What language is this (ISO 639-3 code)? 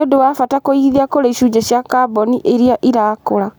kik